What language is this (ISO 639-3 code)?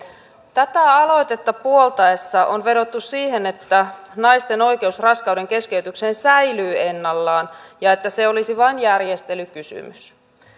fin